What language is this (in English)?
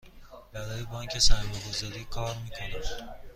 Persian